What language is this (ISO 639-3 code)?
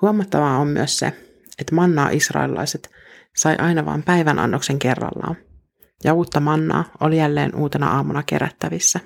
fin